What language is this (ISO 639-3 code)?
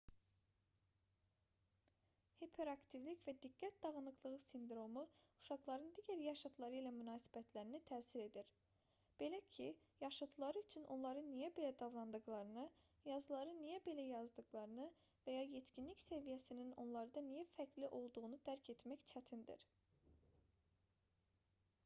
aze